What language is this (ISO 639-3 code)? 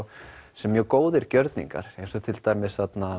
isl